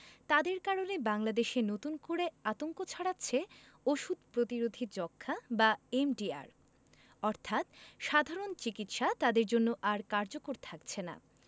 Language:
Bangla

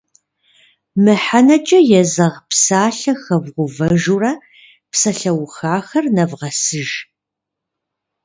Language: Kabardian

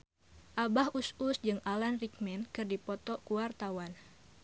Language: Sundanese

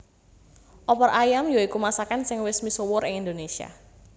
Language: Javanese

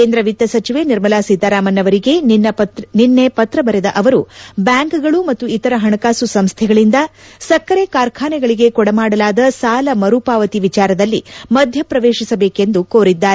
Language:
Kannada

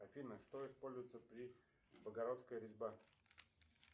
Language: Russian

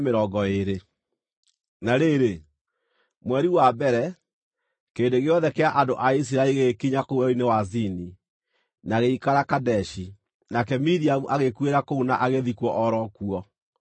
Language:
Kikuyu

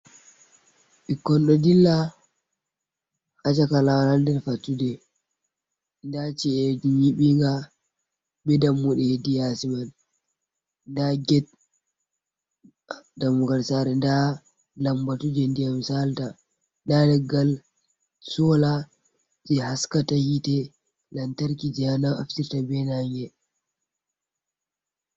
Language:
Fula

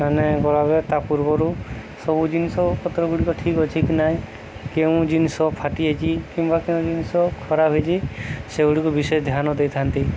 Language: Odia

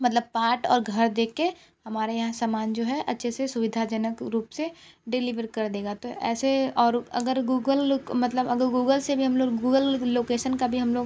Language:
Hindi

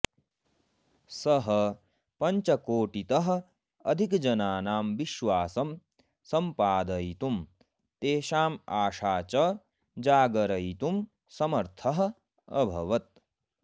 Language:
Sanskrit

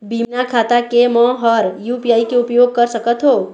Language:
Chhattisgarhi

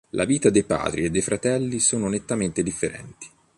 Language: Italian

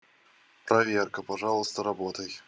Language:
Russian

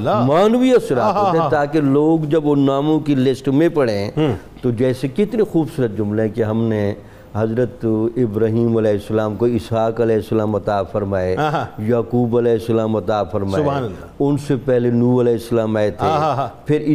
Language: Urdu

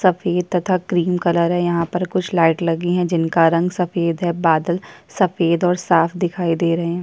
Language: Hindi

